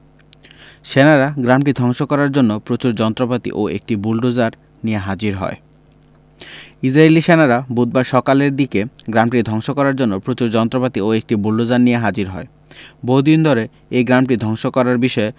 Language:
Bangla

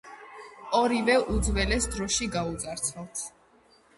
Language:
Georgian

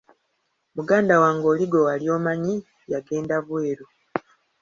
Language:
Ganda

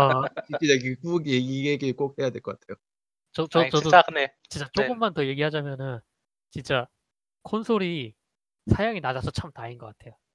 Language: Korean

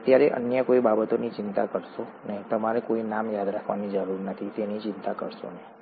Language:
Gujarati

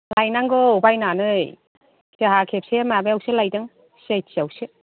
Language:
Bodo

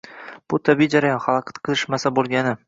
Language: Uzbek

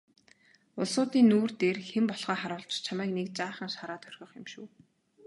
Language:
Mongolian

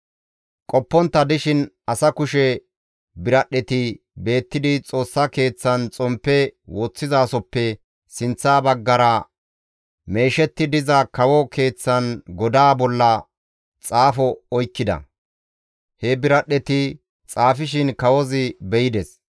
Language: Gamo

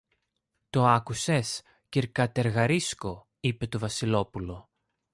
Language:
Greek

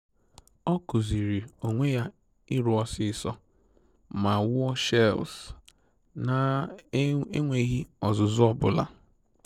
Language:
Igbo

